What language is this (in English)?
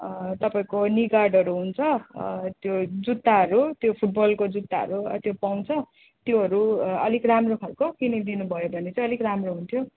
Nepali